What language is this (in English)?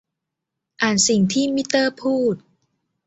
Thai